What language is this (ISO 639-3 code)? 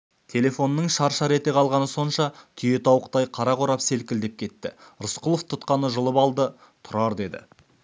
kaz